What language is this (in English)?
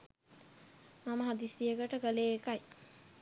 Sinhala